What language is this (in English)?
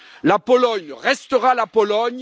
French